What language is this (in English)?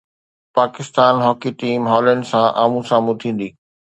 Sindhi